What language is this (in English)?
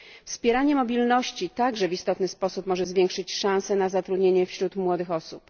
Polish